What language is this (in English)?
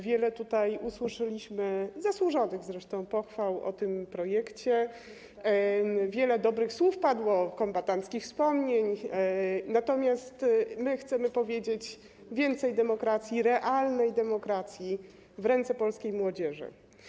Polish